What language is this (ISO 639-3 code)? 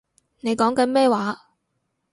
yue